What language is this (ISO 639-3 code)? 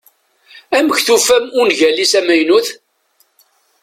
kab